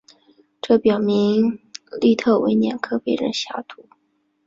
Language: Chinese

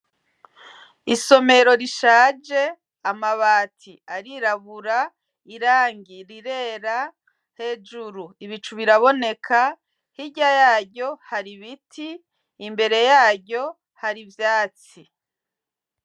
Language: Rundi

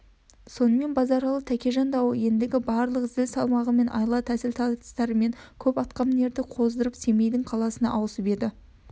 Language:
Kazakh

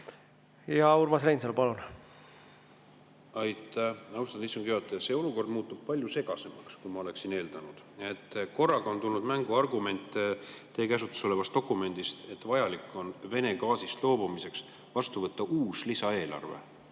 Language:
Estonian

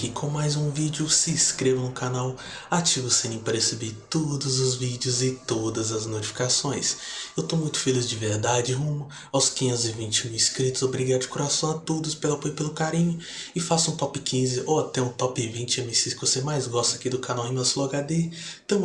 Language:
Portuguese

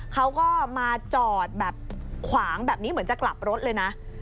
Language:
Thai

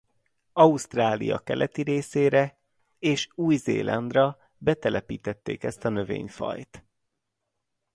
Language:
Hungarian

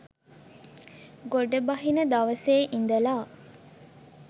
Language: Sinhala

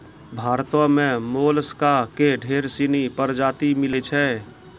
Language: Maithili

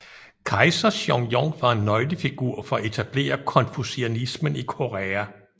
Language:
Danish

